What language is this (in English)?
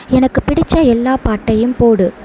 Tamil